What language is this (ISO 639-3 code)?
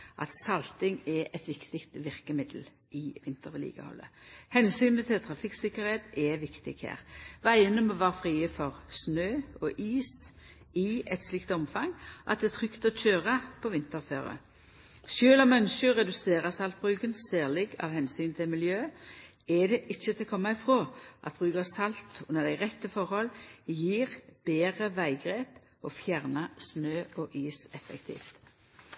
nno